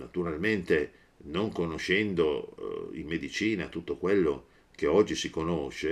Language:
Italian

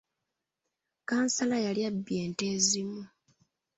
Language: Ganda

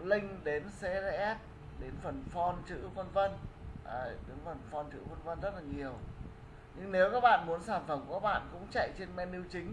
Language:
Vietnamese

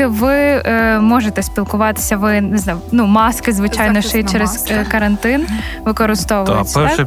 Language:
Ukrainian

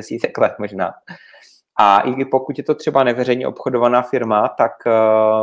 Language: Czech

